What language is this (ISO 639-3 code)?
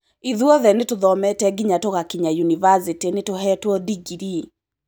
kik